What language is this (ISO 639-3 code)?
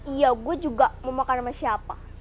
ind